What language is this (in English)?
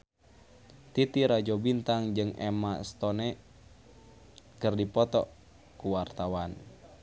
Sundanese